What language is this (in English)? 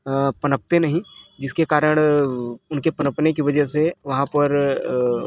Hindi